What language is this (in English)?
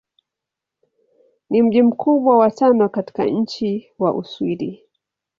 Swahili